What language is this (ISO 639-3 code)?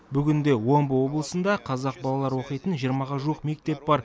kaz